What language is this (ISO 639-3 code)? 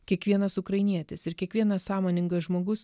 lit